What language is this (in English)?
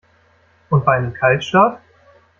German